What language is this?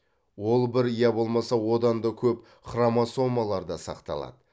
Kazakh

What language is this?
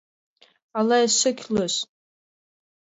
Mari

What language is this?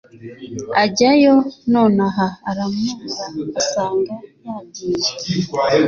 Kinyarwanda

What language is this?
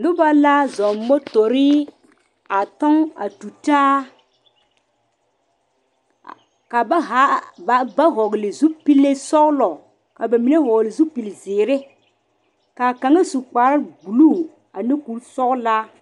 Southern Dagaare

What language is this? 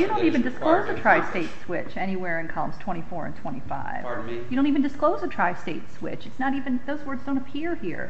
English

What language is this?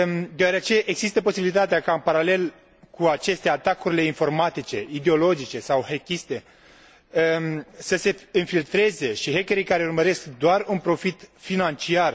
Romanian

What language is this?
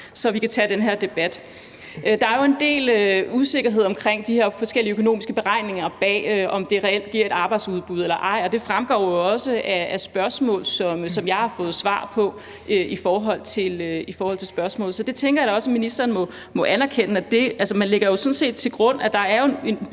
Danish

